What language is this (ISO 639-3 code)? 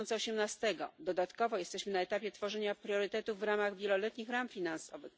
pol